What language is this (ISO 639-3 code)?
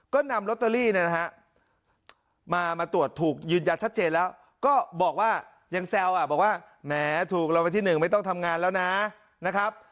tha